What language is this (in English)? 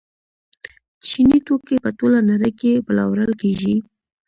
Pashto